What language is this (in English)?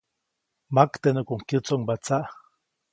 Copainalá Zoque